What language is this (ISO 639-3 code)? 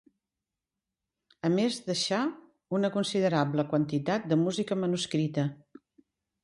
cat